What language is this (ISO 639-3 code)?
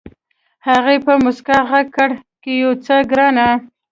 pus